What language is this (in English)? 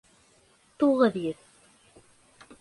Bashkir